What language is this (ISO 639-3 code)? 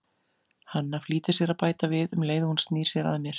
isl